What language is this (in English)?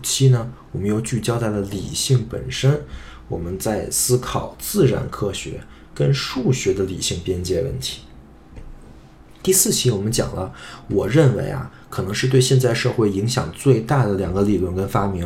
Chinese